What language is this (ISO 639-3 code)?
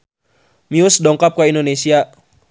sun